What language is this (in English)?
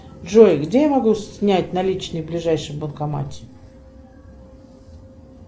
Russian